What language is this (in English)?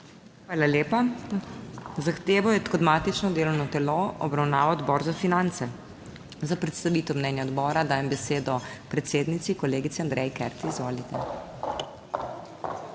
Slovenian